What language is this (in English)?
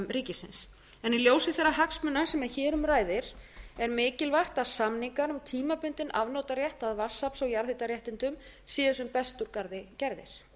Icelandic